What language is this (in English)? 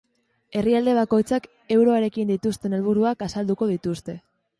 Basque